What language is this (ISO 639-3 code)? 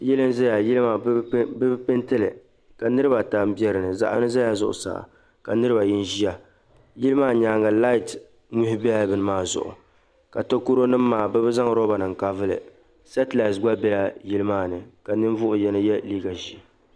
dag